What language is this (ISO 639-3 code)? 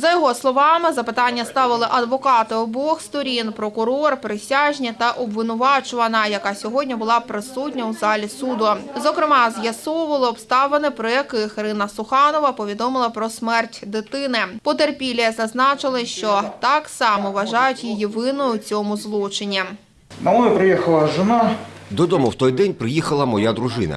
ukr